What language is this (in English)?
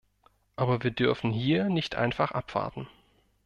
German